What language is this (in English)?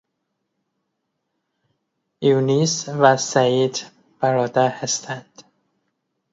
Persian